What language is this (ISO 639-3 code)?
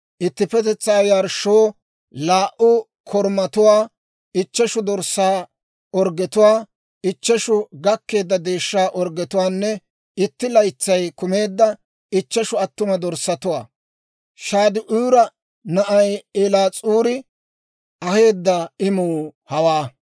dwr